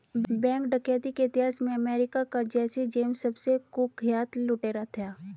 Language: Hindi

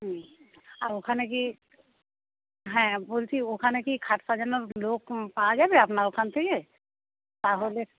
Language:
Bangla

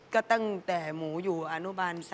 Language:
Thai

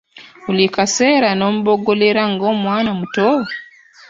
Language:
Ganda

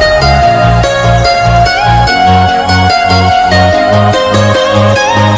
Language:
Khmer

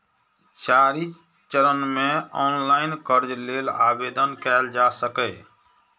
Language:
Maithili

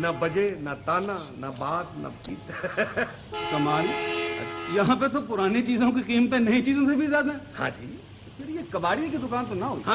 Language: Urdu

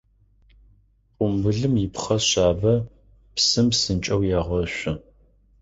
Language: Adyghe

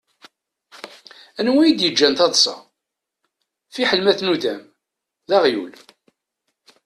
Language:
Kabyle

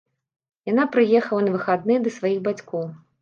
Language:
Belarusian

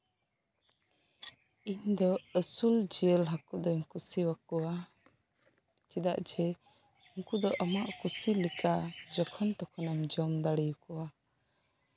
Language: Santali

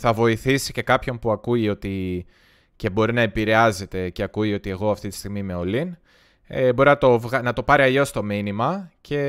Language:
Greek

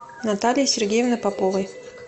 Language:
Russian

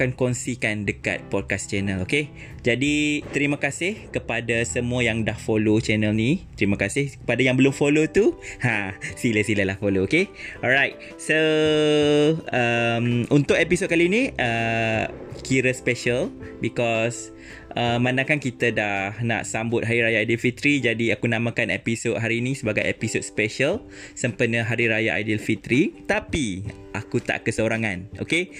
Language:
Malay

